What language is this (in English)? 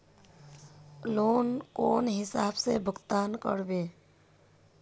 Magahi